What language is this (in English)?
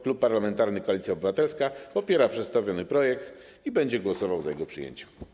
Polish